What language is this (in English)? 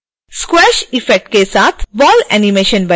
Hindi